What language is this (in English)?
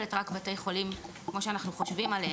Hebrew